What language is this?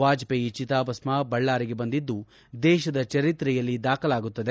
Kannada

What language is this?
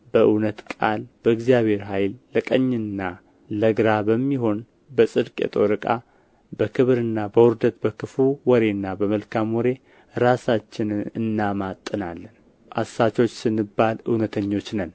Amharic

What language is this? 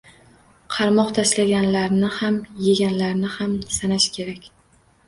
Uzbek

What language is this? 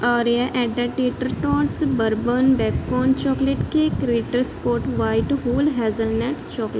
Punjabi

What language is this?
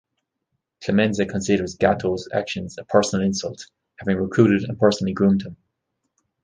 English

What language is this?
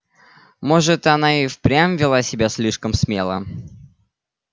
Russian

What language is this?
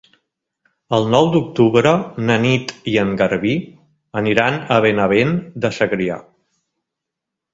Catalan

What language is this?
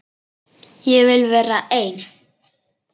Icelandic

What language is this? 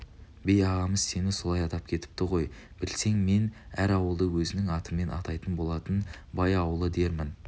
Kazakh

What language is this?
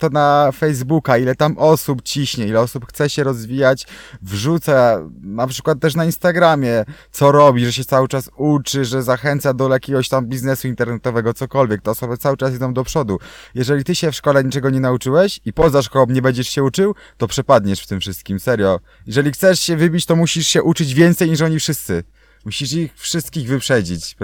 Polish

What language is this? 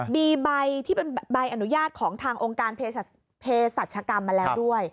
Thai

